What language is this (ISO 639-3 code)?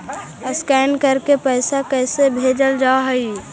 mag